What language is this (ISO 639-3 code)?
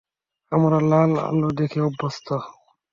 ben